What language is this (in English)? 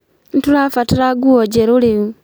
Kikuyu